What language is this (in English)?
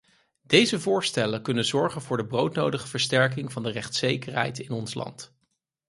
Dutch